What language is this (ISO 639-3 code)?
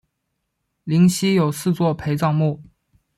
zho